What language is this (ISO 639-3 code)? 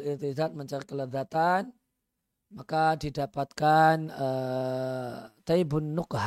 ind